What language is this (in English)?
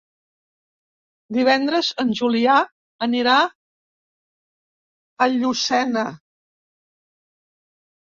Catalan